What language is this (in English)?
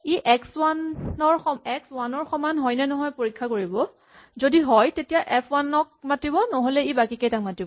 Assamese